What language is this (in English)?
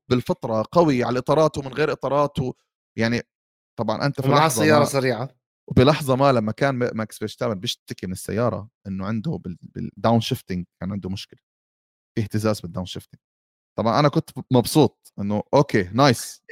Arabic